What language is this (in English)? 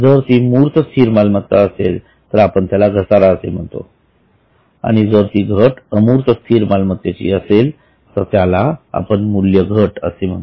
Marathi